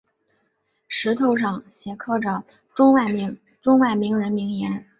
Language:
Chinese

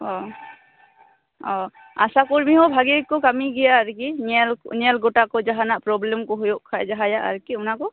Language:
Santali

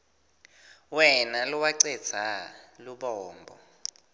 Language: Swati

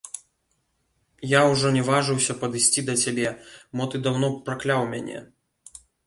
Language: Belarusian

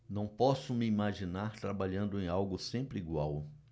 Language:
Portuguese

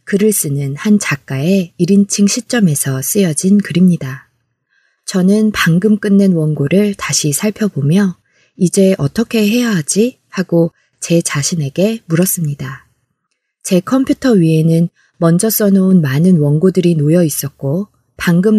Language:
Korean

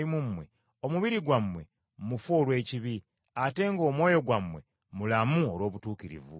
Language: Ganda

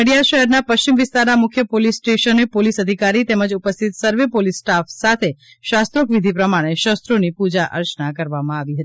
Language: Gujarati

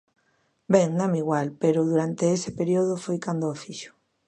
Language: Galician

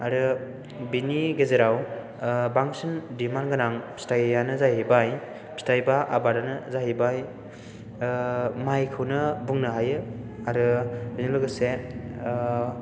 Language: Bodo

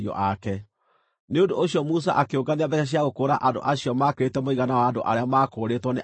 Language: Kikuyu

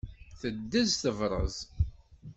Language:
Kabyle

